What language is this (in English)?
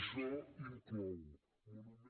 Catalan